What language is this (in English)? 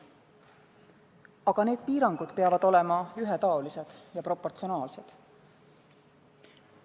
Estonian